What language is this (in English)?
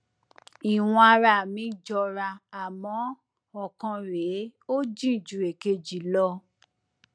Yoruba